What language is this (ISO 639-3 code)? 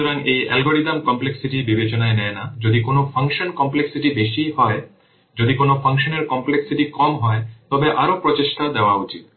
ben